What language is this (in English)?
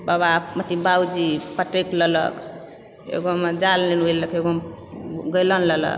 Maithili